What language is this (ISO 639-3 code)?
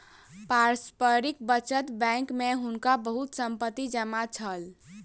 mai